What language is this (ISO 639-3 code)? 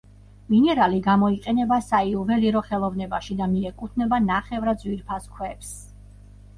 kat